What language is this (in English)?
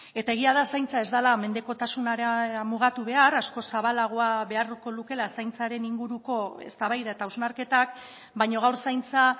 Basque